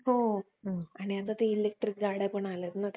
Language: Marathi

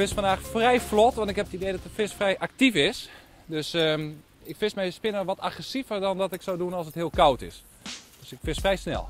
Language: Dutch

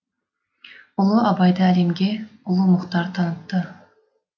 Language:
Kazakh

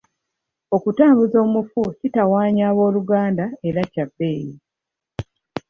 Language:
Ganda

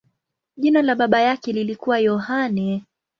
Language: Swahili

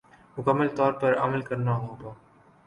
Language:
Urdu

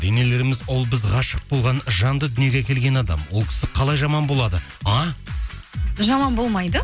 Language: Kazakh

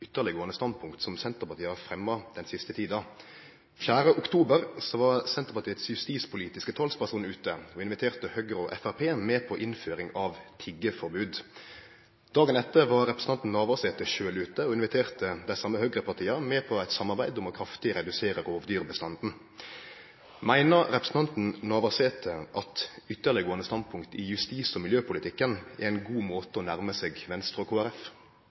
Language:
Norwegian Nynorsk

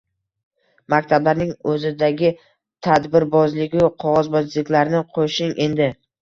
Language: Uzbek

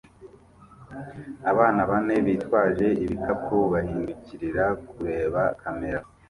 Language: Kinyarwanda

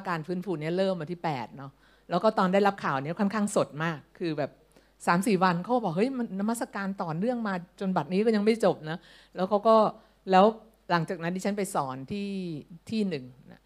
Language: Thai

